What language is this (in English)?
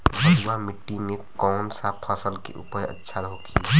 Bhojpuri